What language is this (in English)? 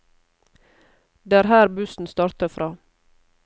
Norwegian